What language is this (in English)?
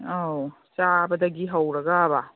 Manipuri